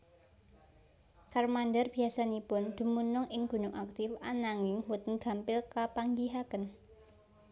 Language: Javanese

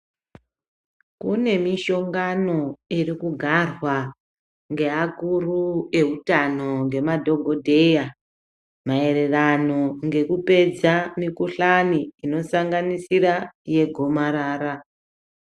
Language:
Ndau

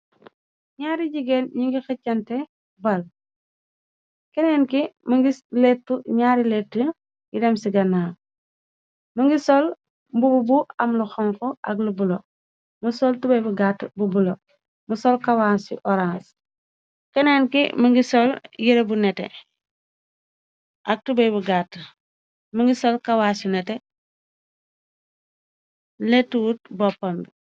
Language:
Wolof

